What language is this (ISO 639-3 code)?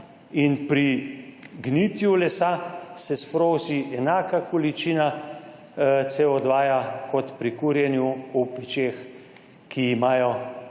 slv